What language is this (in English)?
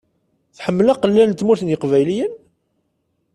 Kabyle